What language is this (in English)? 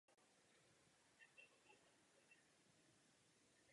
Czech